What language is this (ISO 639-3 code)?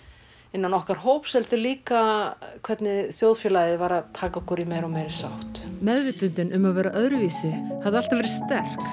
isl